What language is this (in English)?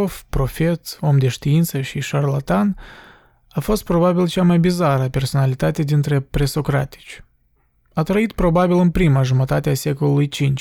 Romanian